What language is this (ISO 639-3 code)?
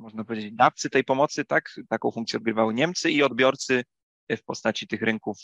pol